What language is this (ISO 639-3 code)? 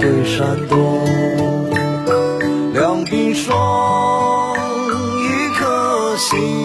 zho